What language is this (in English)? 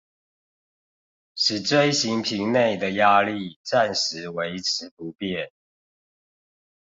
Chinese